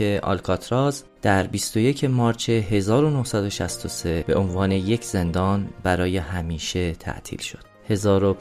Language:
Persian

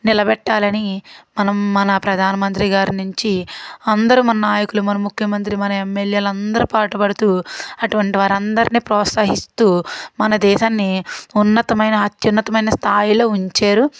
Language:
Telugu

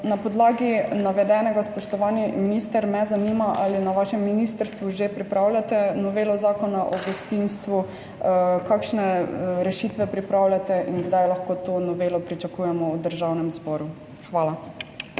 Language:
Slovenian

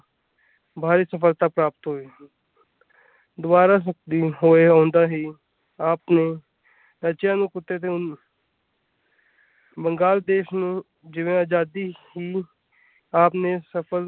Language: Punjabi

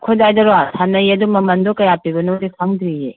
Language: Manipuri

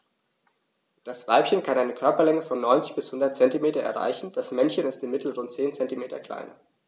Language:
German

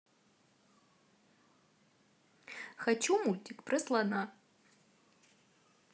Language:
Russian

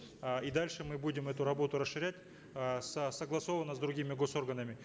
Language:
Kazakh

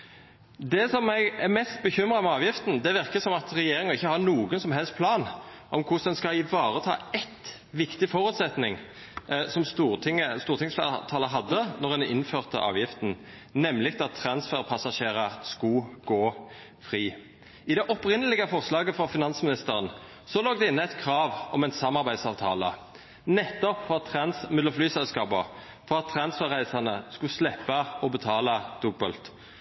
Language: Norwegian Nynorsk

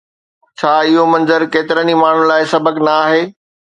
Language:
Sindhi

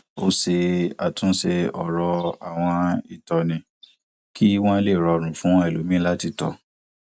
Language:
Yoruba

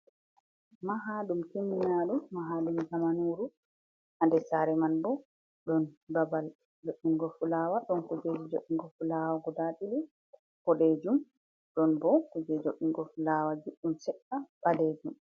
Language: Fula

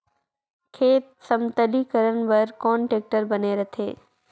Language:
Chhattisgarhi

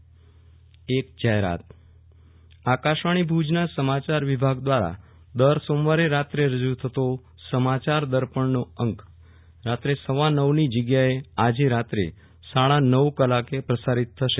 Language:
Gujarati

